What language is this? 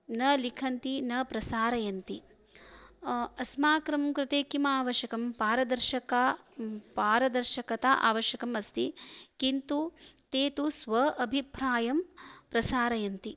Sanskrit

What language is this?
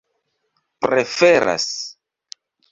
Esperanto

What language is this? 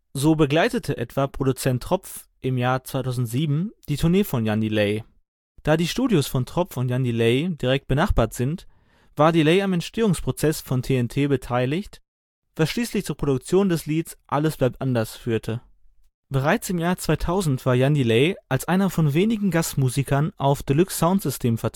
German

